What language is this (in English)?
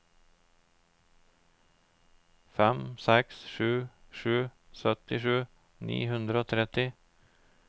Norwegian